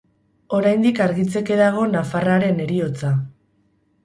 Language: Basque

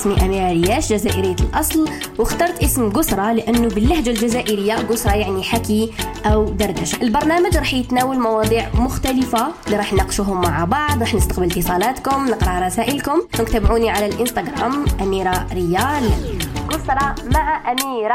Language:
Arabic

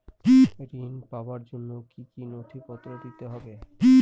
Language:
Bangla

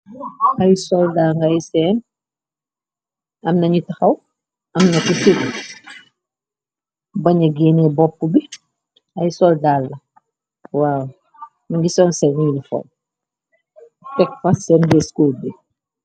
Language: Wolof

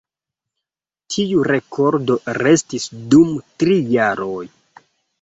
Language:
Esperanto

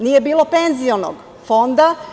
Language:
Serbian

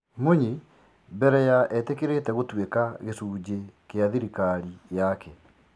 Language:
Kikuyu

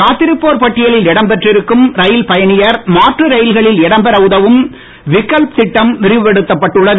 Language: Tamil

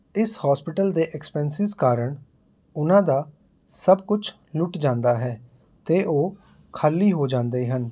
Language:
Punjabi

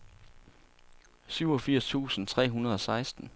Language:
Danish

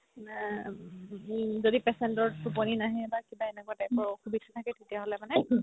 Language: Assamese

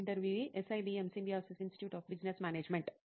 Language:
Telugu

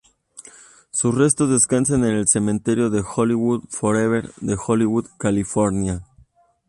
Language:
Spanish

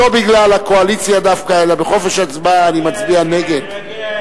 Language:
Hebrew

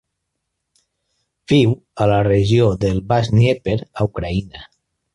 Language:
Catalan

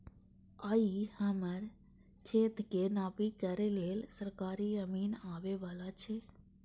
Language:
Maithili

